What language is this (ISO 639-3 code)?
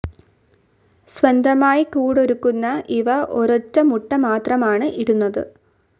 mal